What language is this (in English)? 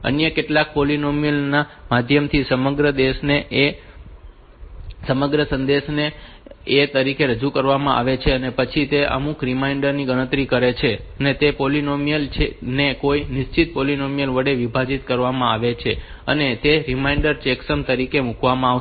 Gujarati